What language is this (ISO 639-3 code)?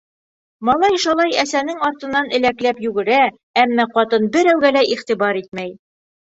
bak